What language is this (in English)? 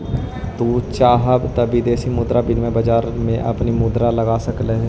Magahi